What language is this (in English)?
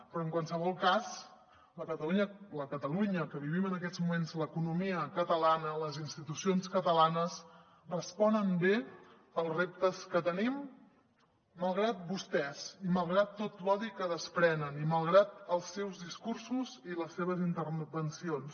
Catalan